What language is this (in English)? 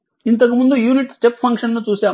Telugu